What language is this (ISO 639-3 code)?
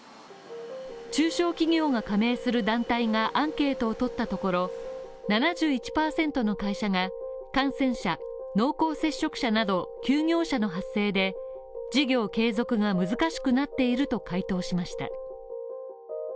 jpn